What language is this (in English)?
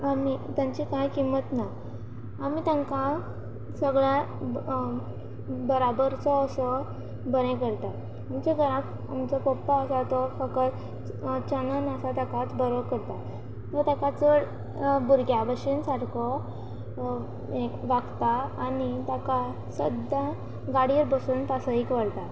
Konkani